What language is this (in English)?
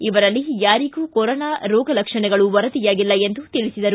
Kannada